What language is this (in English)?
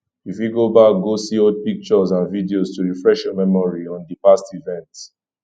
Nigerian Pidgin